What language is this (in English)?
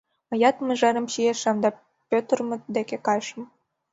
Mari